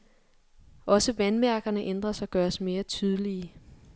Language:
Danish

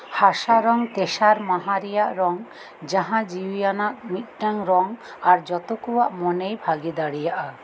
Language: Santali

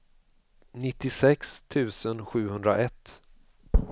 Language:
Swedish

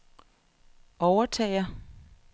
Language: Danish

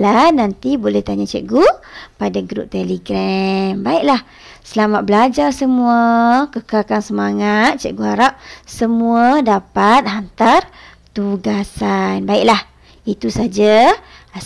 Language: Malay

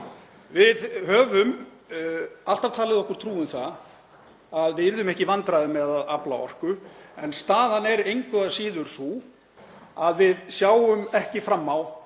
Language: Icelandic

